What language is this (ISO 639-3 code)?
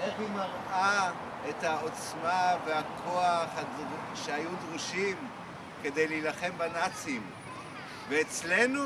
heb